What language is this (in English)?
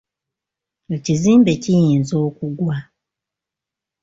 Ganda